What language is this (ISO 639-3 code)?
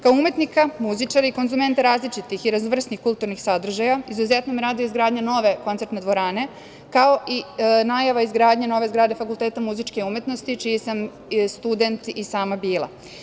srp